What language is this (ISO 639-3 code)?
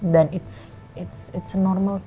ind